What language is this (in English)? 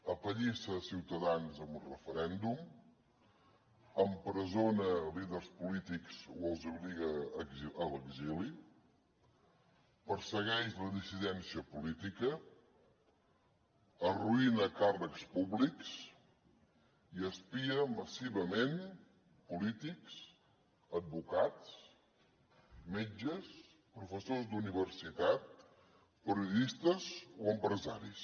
Catalan